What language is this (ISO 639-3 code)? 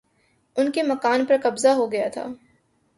urd